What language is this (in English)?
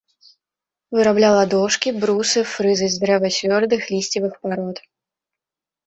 Belarusian